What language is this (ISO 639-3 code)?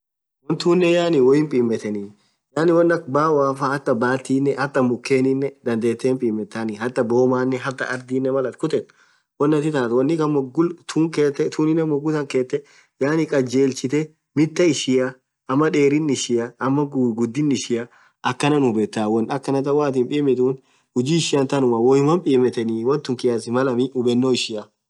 orc